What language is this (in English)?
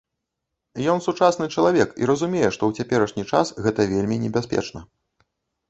Belarusian